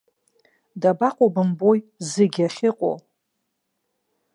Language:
Abkhazian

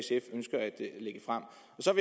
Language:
Danish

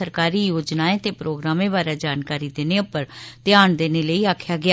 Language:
Dogri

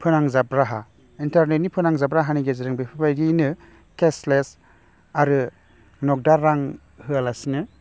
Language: Bodo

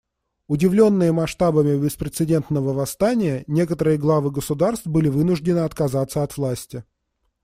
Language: Russian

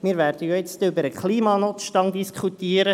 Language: Swiss German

